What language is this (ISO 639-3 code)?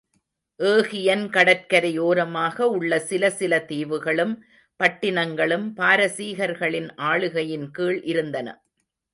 tam